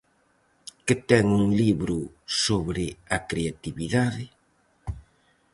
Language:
Galician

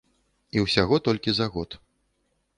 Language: Belarusian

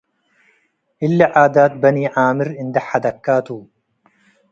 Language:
Tigre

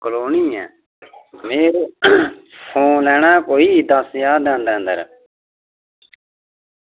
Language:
Dogri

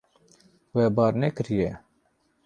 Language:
Kurdish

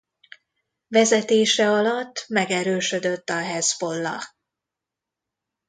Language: Hungarian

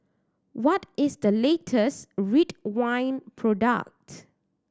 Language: English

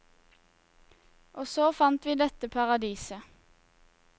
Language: Norwegian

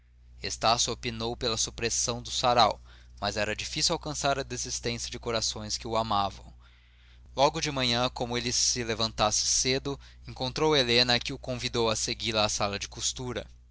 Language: Portuguese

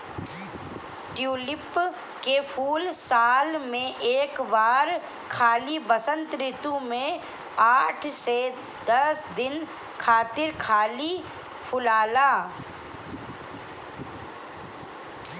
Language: Bhojpuri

